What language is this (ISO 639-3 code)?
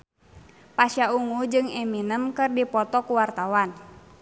sun